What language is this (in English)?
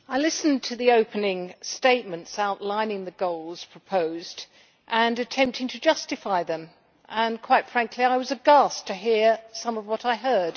English